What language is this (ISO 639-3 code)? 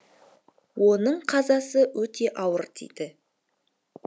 kaz